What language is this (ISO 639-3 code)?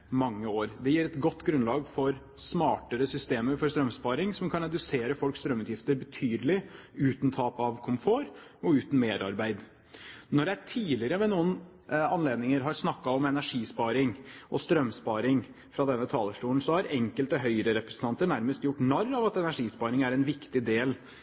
nob